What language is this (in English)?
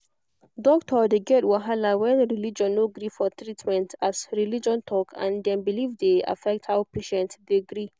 Nigerian Pidgin